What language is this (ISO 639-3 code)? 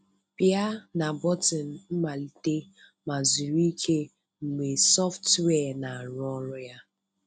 ibo